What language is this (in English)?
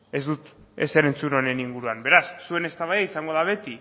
Basque